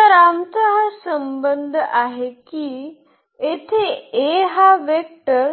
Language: Marathi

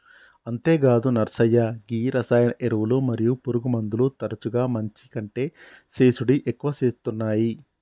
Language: Telugu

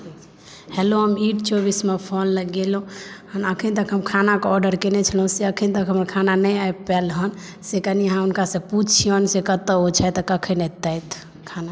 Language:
Maithili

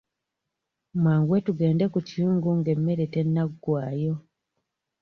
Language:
Ganda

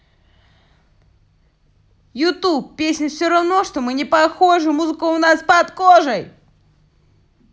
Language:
Russian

